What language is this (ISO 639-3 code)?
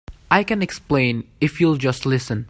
eng